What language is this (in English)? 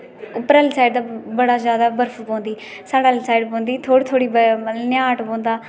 Dogri